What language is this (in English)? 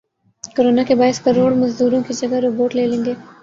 Urdu